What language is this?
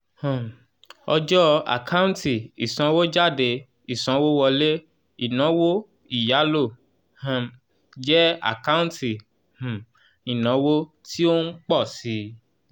Yoruba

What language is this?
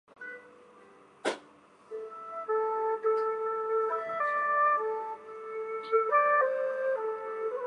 Chinese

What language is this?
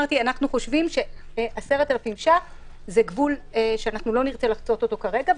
Hebrew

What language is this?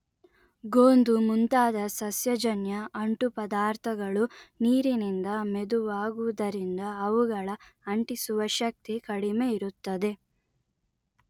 Kannada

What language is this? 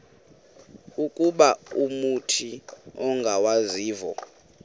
Xhosa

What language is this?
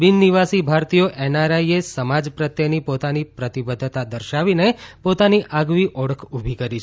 Gujarati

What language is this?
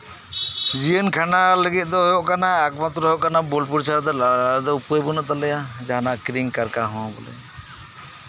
Santali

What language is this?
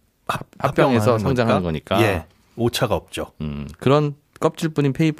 Korean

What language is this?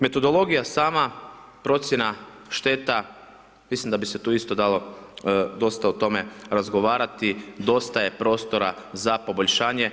Croatian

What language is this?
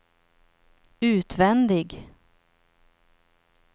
Swedish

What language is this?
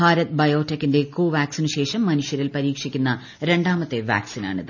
Malayalam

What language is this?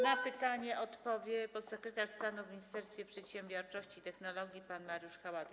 Polish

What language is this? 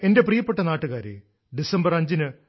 Malayalam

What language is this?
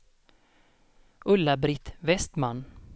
Swedish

